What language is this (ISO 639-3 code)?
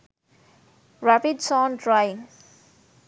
sin